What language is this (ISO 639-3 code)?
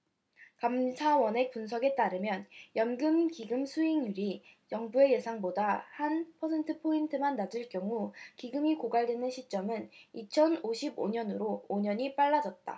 kor